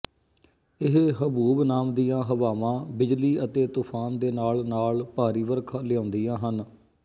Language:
Punjabi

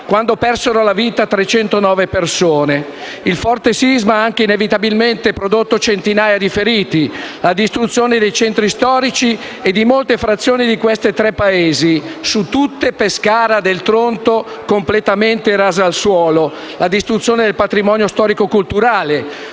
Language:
Italian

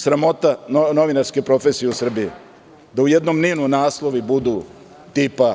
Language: Serbian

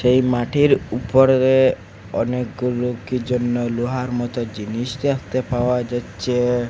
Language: Bangla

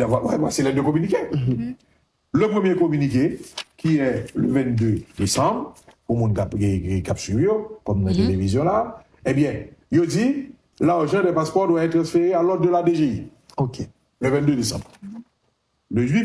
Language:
French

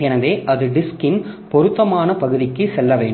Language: Tamil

